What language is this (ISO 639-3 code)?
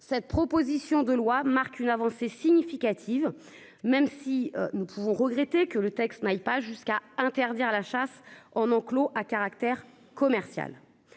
fra